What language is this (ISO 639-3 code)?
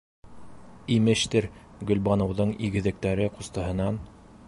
bak